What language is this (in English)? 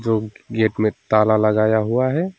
Hindi